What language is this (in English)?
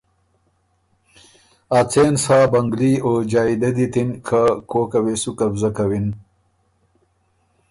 Ormuri